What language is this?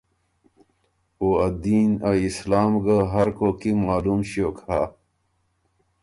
Ormuri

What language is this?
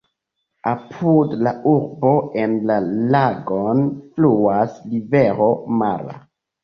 Esperanto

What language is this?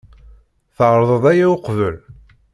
Kabyle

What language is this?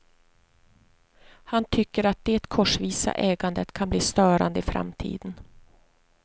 Swedish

